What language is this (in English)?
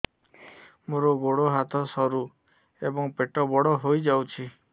Odia